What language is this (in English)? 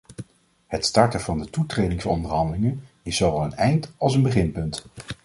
Dutch